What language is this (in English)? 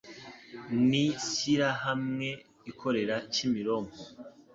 Kinyarwanda